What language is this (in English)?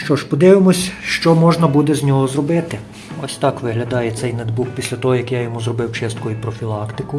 Ukrainian